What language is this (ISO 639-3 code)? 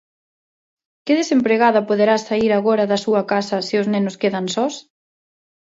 glg